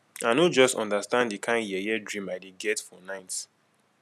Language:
Nigerian Pidgin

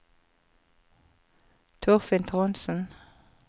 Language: Norwegian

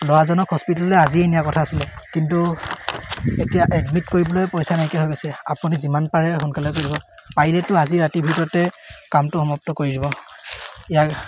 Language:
Assamese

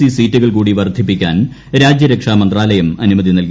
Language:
Malayalam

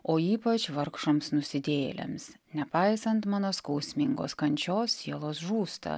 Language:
Lithuanian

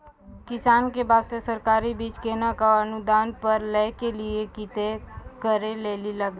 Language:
Maithili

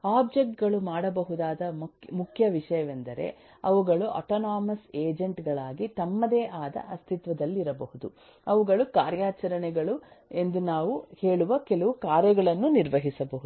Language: Kannada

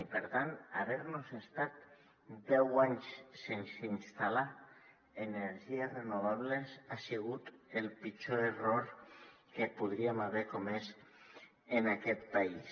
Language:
Catalan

